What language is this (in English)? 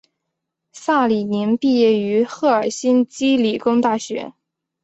Chinese